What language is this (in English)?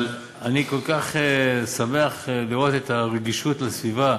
Hebrew